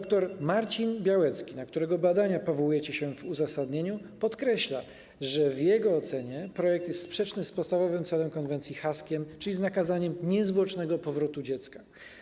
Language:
Polish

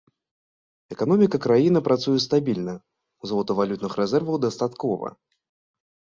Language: Belarusian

